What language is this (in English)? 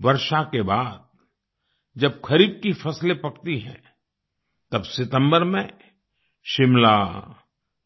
Hindi